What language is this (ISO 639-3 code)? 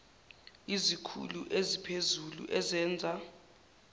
zul